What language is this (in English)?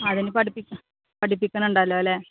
Malayalam